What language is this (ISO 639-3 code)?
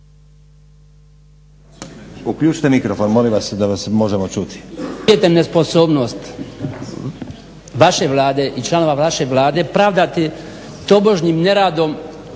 hrv